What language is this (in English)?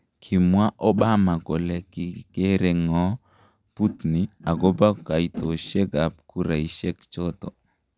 Kalenjin